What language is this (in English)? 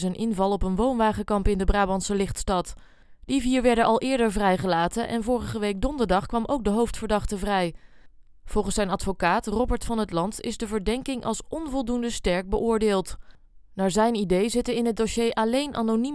Dutch